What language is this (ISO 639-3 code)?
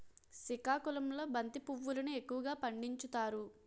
tel